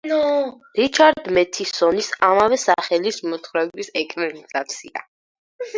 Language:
Georgian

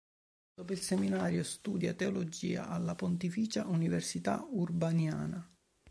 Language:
Italian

